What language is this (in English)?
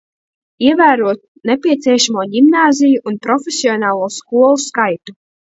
Latvian